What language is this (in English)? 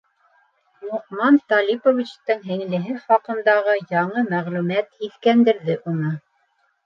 Bashkir